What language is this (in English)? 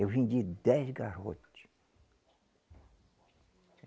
Portuguese